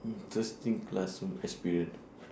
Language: English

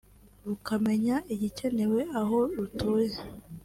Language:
Kinyarwanda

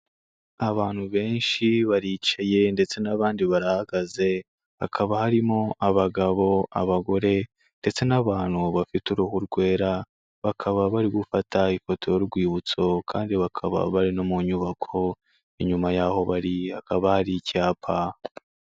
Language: Kinyarwanda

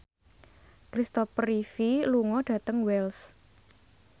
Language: Javanese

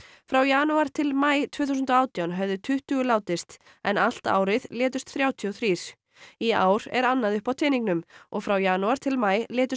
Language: Icelandic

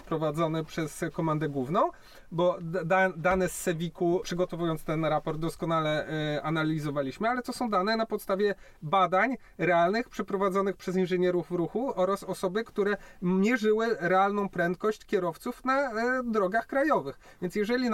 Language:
Polish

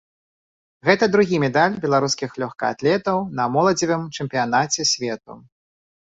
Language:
Belarusian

